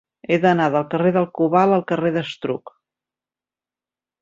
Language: Catalan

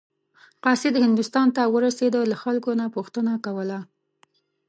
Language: Pashto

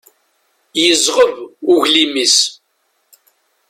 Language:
Kabyle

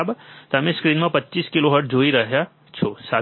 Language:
Gujarati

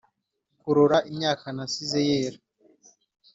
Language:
Kinyarwanda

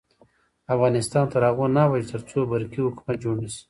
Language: Pashto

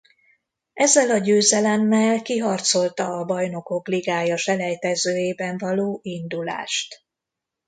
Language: Hungarian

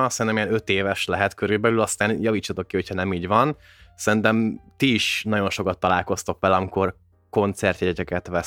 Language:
Hungarian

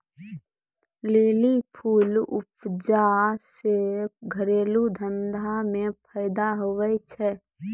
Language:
Maithili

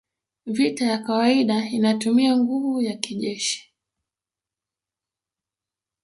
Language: Swahili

